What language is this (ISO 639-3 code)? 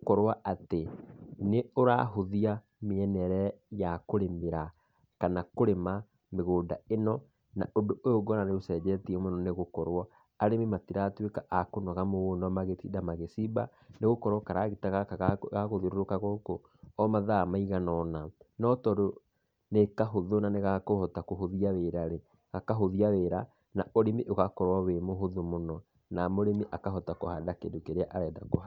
kik